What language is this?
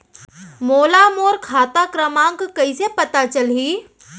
Chhattisgarhi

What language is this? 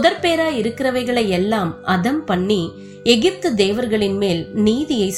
Tamil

